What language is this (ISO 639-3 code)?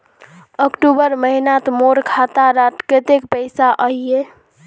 mag